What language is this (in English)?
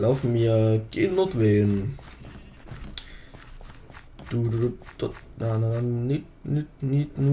German